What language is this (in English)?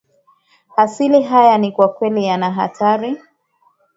Swahili